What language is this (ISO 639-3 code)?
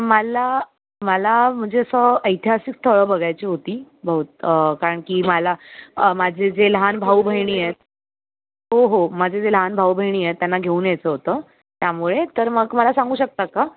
mar